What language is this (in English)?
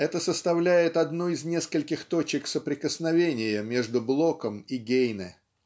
Russian